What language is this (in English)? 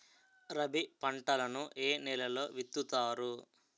Telugu